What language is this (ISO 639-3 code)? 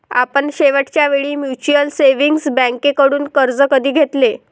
mar